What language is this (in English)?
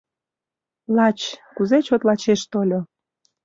Mari